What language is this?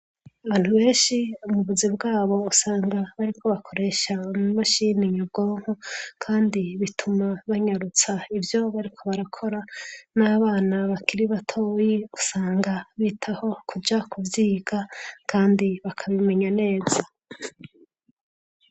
Rundi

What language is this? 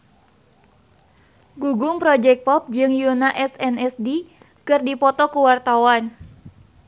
Sundanese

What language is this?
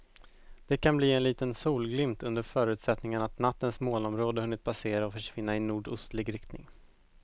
Swedish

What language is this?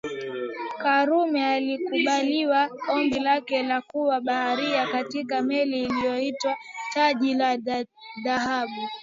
Swahili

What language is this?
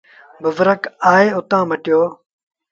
Sindhi Bhil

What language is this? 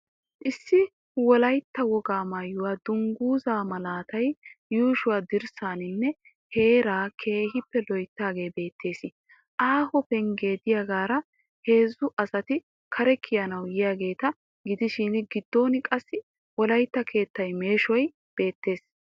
Wolaytta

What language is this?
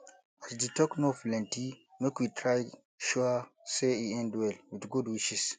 Nigerian Pidgin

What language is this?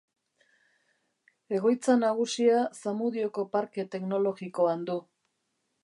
Basque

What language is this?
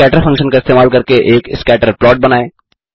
Hindi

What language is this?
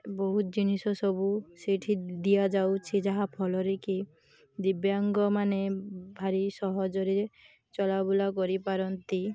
Odia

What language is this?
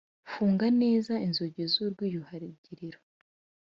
Kinyarwanda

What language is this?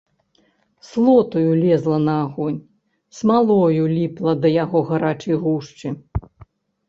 Belarusian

